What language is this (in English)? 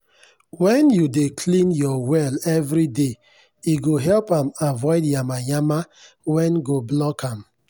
Nigerian Pidgin